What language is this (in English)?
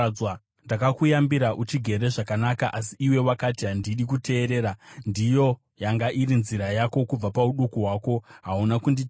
Shona